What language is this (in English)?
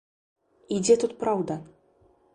Belarusian